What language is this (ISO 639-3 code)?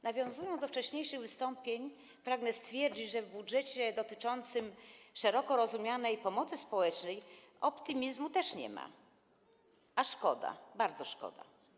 pol